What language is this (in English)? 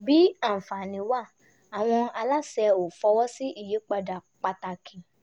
Yoruba